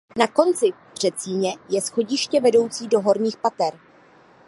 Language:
Czech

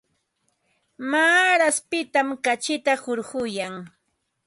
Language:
Ambo-Pasco Quechua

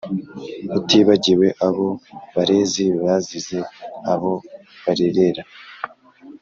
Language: Kinyarwanda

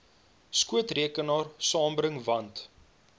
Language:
Afrikaans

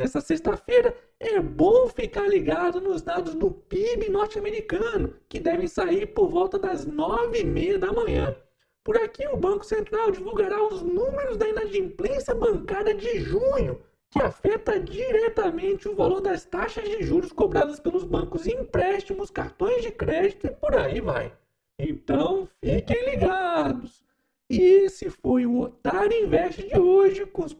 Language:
Portuguese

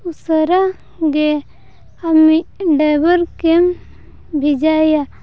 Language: Santali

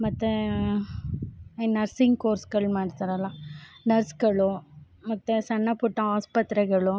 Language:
Kannada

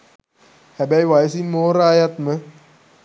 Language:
Sinhala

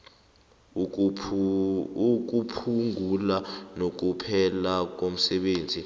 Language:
South Ndebele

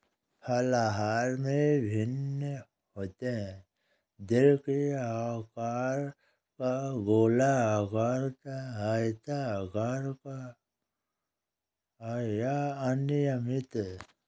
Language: Hindi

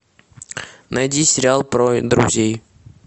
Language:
Russian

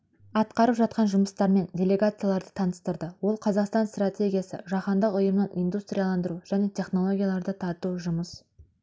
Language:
Kazakh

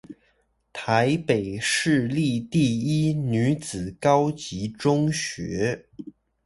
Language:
Chinese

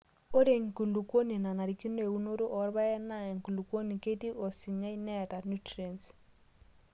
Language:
Masai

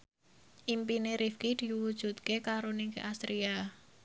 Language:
Javanese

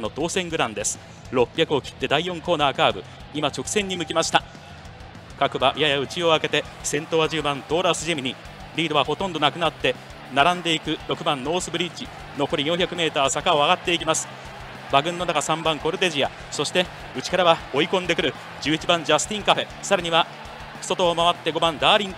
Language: Japanese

